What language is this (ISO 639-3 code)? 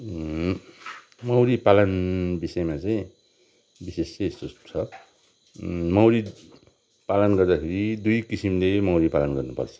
nep